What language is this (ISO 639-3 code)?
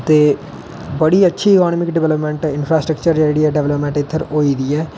doi